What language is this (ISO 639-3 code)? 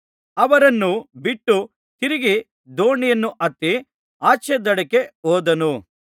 kan